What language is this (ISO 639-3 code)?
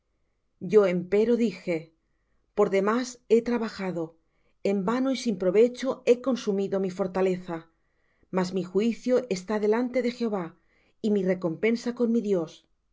spa